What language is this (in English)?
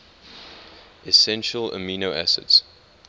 English